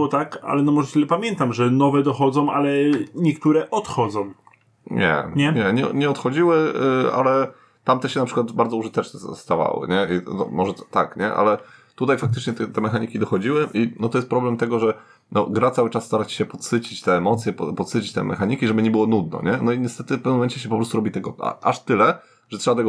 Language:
Polish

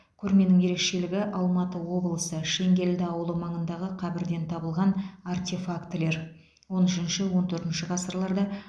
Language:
Kazakh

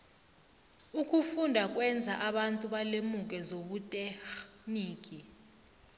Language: South Ndebele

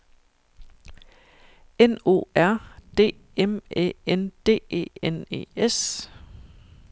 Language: Danish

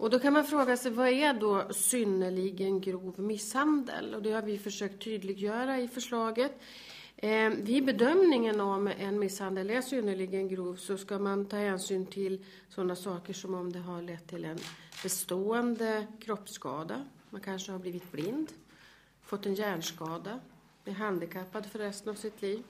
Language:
Swedish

